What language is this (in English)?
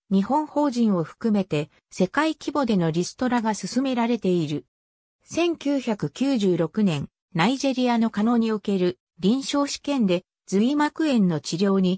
Japanese